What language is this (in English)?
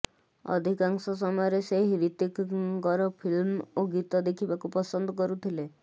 Odia